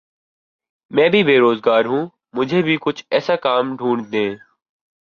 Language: Urdu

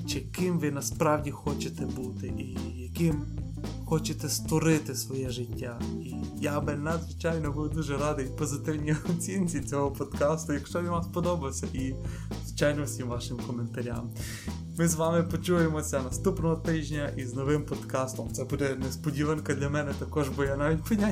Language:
Ukrainian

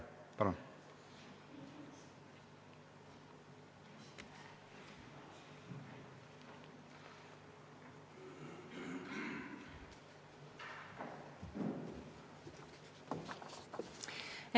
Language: Estonian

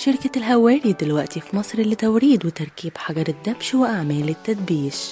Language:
Arabic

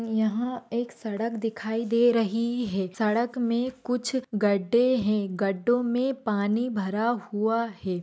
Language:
Marwari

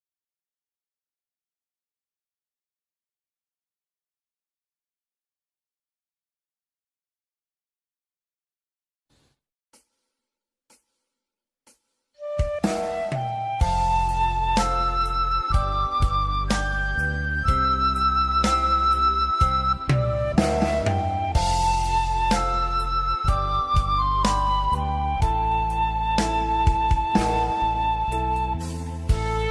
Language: Vietnamese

